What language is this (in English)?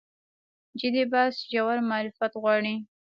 Pashto